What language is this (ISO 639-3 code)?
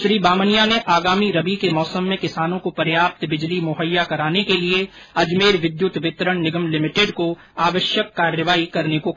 hin